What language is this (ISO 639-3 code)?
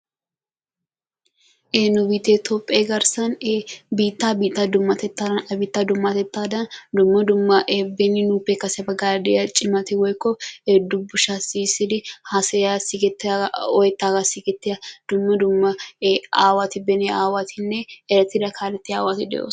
wal